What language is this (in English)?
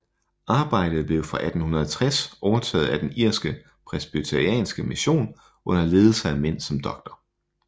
Danish